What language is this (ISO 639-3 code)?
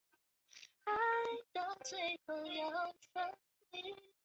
zho